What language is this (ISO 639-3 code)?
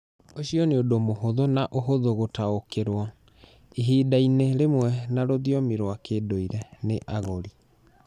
kik